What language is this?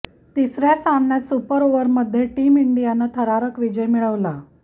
Marathi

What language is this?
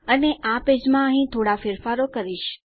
Gujarati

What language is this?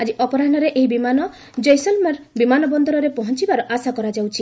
Odia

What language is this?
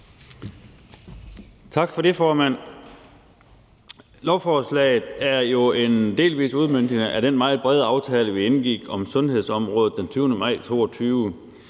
Danish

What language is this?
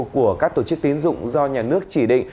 Vietnamese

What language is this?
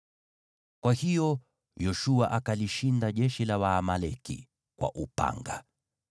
Swahili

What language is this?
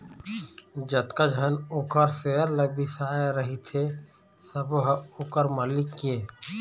Chhattisgarhi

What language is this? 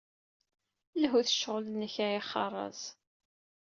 Kabyle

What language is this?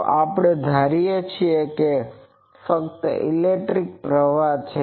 Gujarati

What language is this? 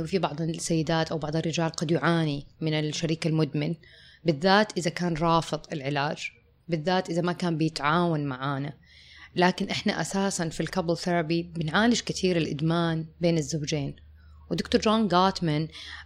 Arabic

